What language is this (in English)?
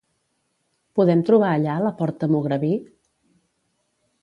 Catalan